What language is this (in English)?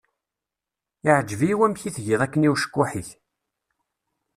Kabyle